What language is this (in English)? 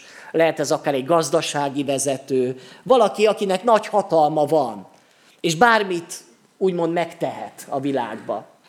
Hungarian